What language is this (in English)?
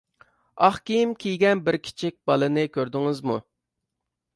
Uyghur